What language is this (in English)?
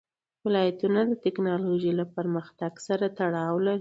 Pashto